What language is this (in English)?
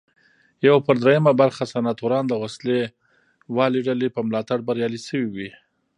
Pashto